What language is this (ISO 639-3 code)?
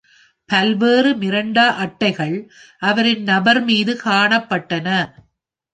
tam